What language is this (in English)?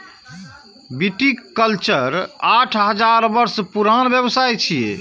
Maithili